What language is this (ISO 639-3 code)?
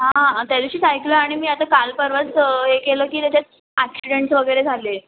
mar